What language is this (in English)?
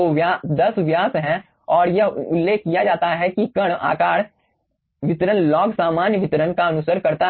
Hindi